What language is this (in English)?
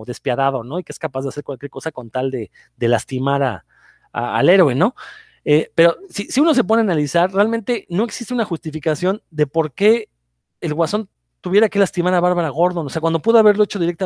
Spanish